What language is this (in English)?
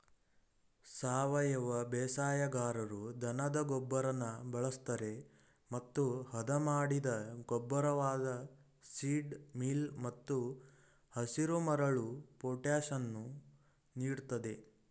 Kannada